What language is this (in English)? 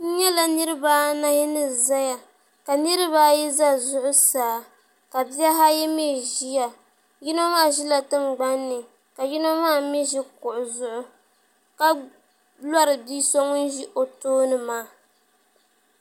Dagbani